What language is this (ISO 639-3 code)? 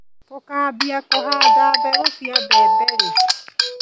kik